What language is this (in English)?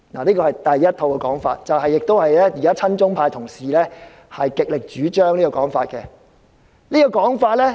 Cantonese